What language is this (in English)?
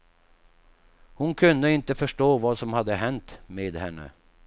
Swedish